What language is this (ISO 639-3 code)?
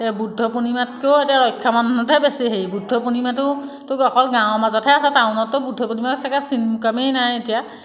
asm